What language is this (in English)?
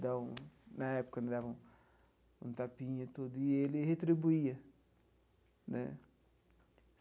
Portuguese